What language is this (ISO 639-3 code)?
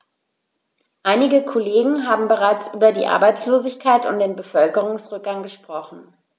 deu